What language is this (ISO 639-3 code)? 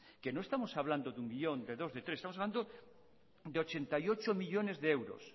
spa